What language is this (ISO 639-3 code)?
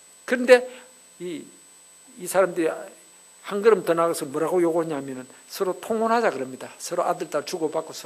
kor